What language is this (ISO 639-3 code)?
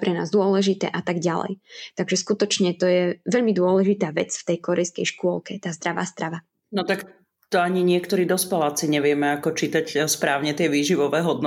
slk